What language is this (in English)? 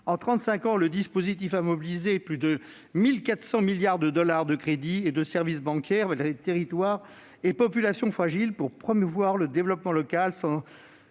French